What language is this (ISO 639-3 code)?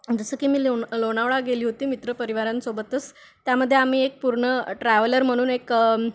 mar